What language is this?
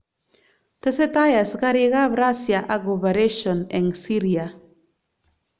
Kalenjin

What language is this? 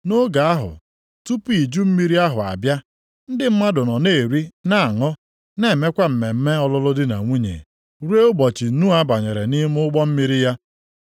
Igbo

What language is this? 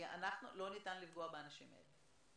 Hebrew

